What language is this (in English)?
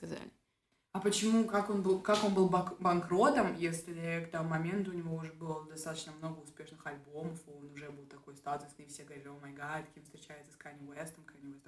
Russian